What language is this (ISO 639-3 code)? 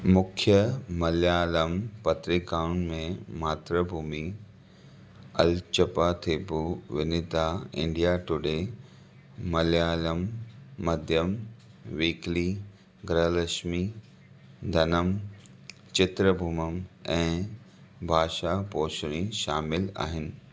snd